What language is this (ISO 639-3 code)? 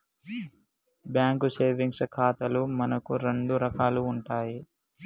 tel